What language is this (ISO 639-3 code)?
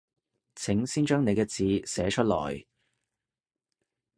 yue